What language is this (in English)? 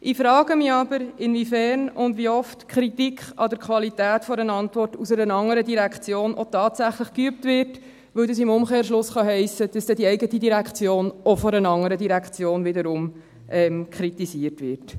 Swiss German